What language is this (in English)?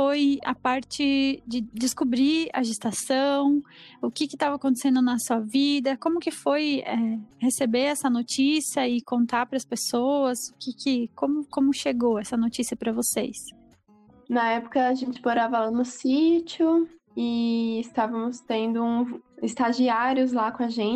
Portuguese